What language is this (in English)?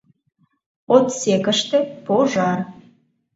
Mari